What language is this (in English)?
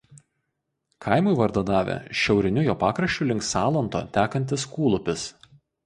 Lithuanian